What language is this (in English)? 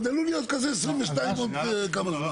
Hebrew